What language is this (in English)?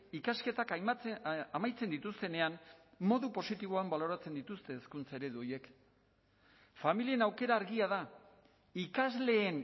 Basque